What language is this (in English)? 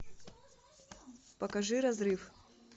Russian